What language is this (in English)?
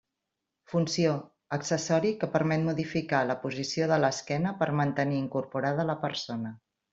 Catalan